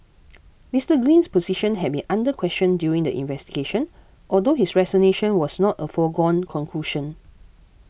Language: English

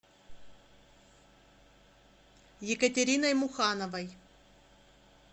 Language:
Russian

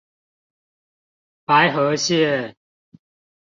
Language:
Chinese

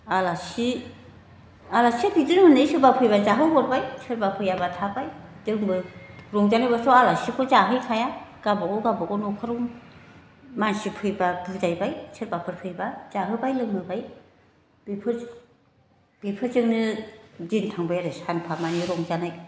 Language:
Bodo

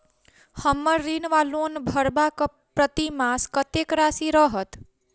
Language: Maithili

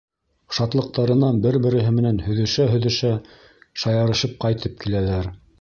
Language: Bashkir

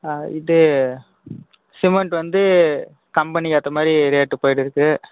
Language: Tamil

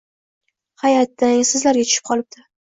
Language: Uzbek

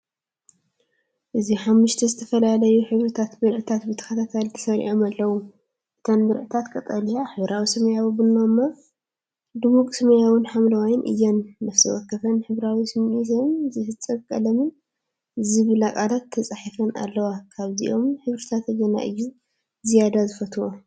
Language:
Tigrinya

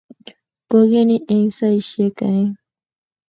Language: Kalenjin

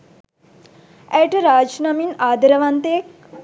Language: Sinhala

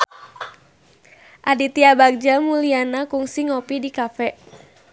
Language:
Sundanese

